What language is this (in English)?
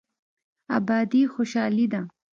Pashto